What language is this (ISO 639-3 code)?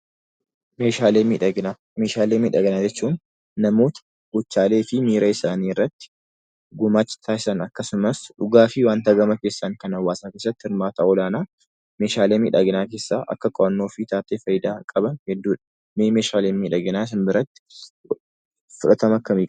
orm